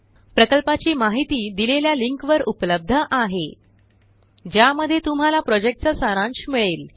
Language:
Marathi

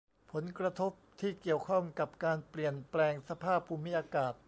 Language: Thai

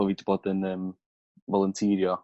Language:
Welsh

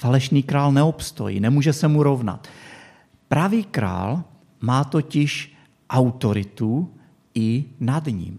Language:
Czech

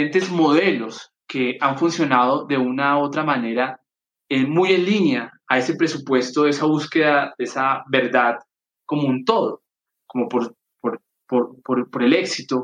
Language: Spanish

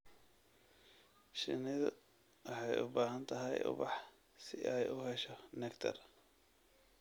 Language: Somali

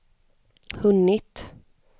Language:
Swedish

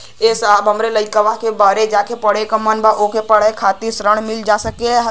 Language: Bhojpuri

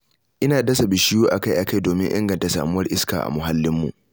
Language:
Hausa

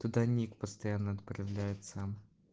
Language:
Russian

